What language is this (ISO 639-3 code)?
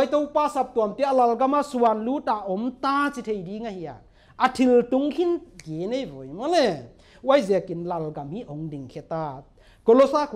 tha